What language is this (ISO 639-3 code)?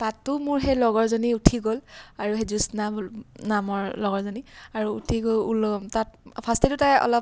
asm